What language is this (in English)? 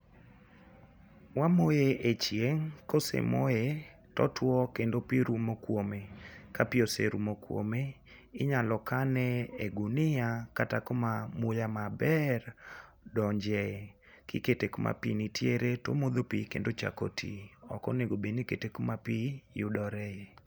Luo (Kenya and Tanzania)